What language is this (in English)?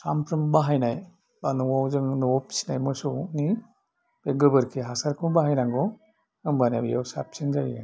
Bodo